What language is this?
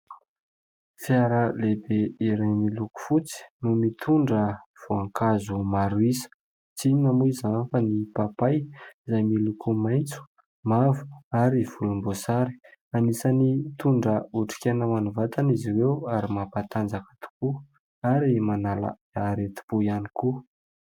Malagasy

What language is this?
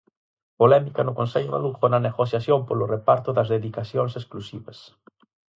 Galician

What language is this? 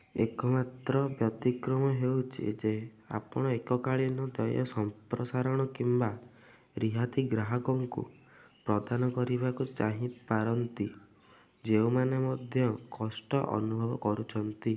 Odia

